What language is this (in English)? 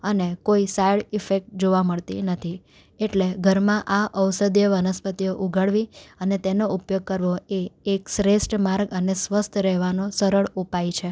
Gujarati